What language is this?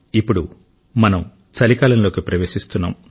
Telugu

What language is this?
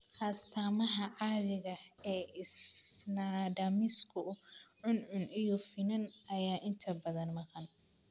Somali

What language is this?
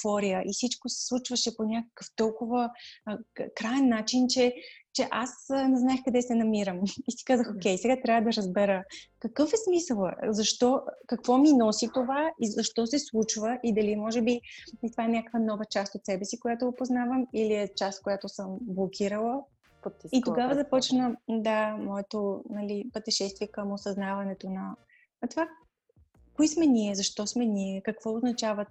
Bulgarian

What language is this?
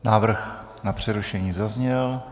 Czech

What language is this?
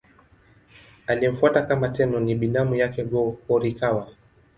Swahili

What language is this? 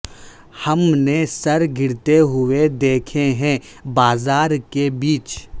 Urdu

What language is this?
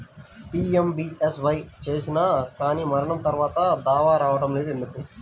Telugu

